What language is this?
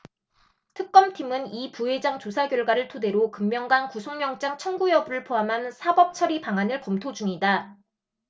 Korean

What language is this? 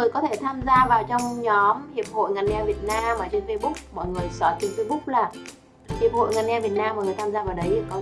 Vietnamese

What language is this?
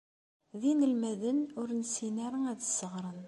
Kabyle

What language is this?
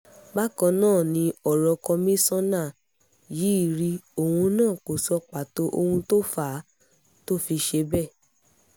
Yoruba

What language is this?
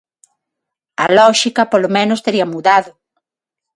Galician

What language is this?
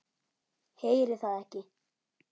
Icelandic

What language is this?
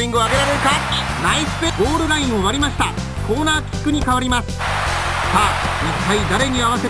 Japanese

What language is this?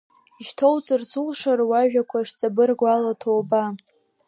Abkhazian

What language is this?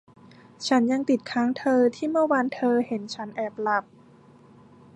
Thai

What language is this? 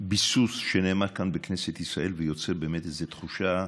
Hebrew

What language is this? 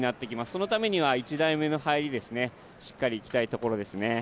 Japanese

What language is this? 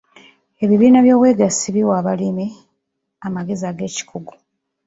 Ganda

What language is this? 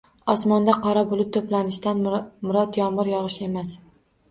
Uzbek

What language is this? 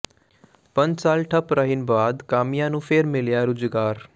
Punjabi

